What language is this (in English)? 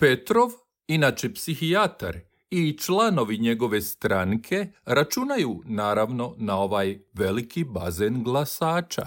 Croatian